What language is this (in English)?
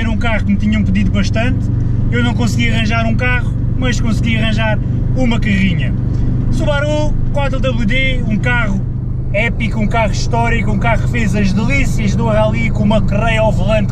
Portuguese